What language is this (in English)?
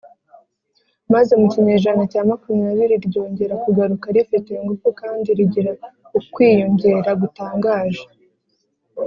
Kinyarwanda